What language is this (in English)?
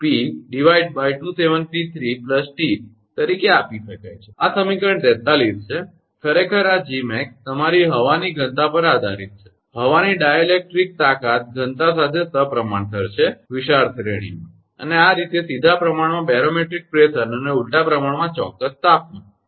Gujarati